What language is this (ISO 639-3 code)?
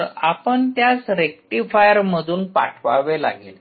mar